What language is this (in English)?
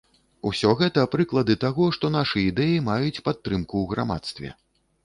Belarusian